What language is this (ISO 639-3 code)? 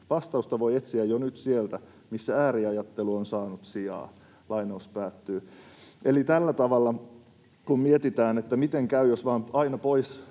fin